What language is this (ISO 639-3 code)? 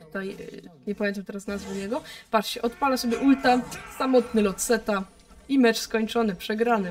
pol